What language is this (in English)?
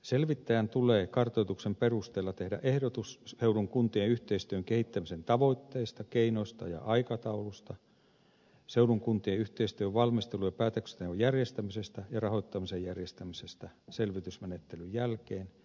Finnish